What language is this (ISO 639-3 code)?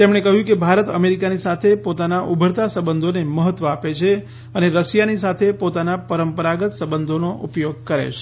guj